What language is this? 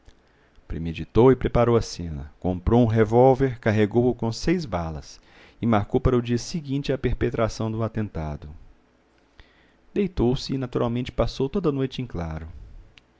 Portuguese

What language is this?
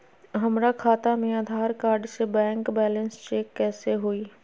Magahi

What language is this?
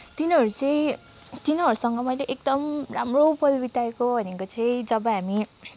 Nepali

